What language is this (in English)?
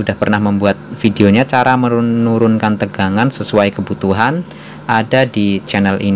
Indonesian